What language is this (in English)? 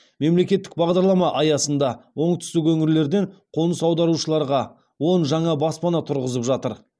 Kazakh